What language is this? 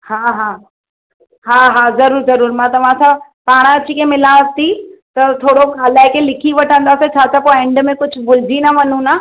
Sindhi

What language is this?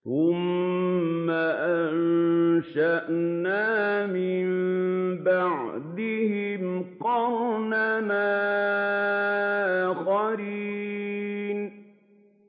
Arabic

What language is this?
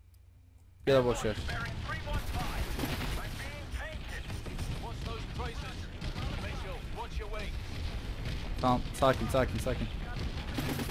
Turkish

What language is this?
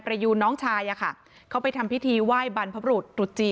Thai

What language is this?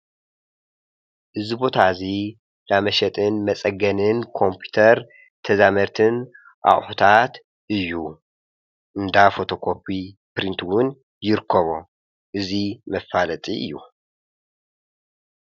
Tigrinya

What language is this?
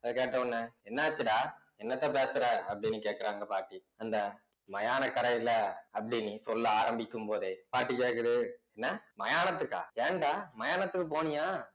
Tamil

